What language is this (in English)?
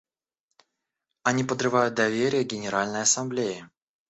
Russian